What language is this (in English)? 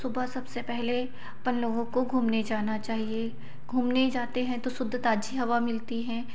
Hindi